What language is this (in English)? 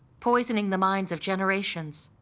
English